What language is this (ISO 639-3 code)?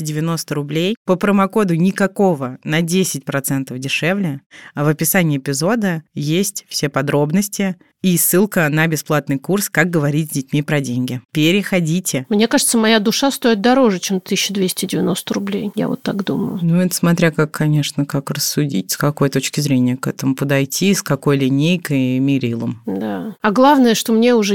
rus